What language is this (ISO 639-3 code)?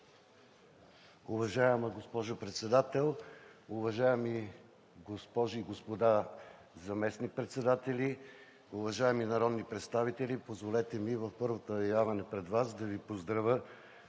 bul